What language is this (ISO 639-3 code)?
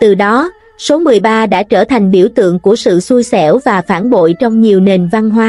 vie